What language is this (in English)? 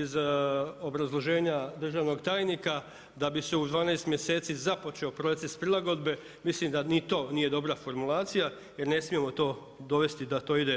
Croatian